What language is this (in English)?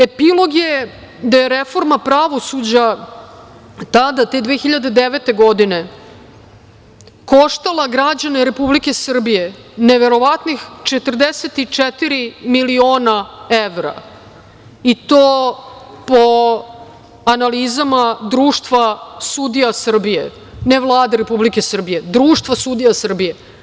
Serbian